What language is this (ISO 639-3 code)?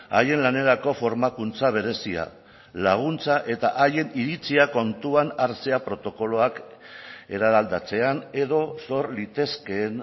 eus